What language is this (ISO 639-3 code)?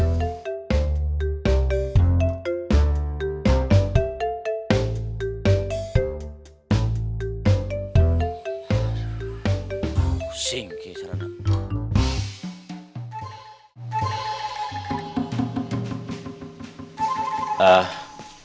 ind